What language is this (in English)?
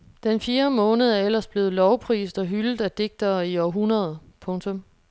Danish